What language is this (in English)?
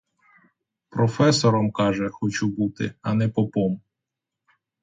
Ukrainian